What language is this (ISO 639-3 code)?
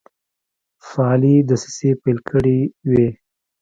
pus